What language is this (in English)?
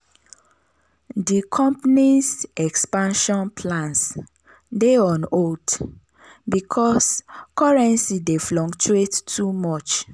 Nigerian Pidgin